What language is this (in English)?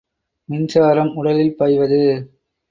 Tamil